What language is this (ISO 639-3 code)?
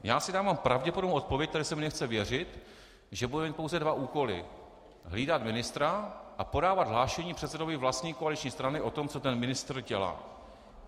ces